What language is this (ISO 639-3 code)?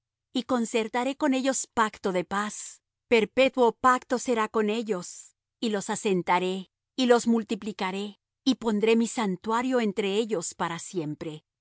spa